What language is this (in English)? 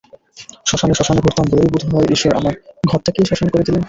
Bangla